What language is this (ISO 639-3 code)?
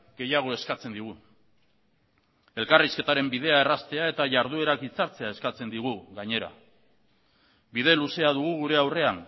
eus